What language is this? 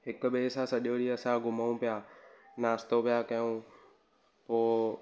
Sindhi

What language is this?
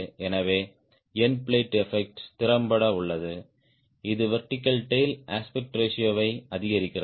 Tamil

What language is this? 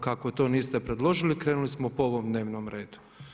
Croatian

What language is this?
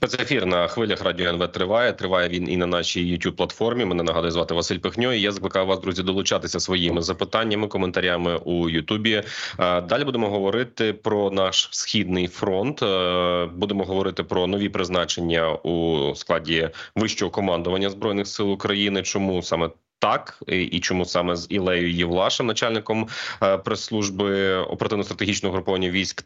Ukrainian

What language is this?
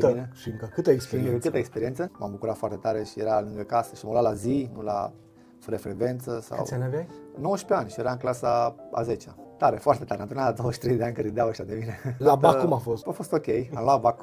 Romanian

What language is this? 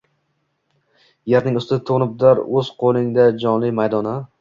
Uzbek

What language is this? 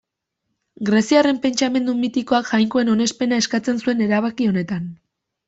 Basque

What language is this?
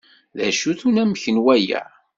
Kabyle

